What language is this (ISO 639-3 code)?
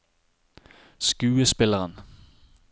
nor